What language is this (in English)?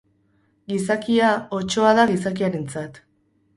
Basque